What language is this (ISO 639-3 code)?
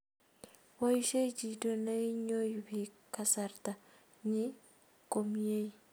kln